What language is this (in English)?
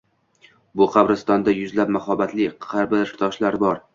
Uzbek